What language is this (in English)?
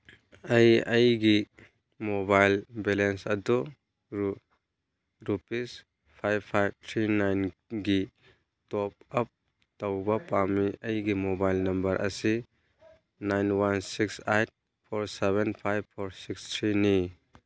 Manipuri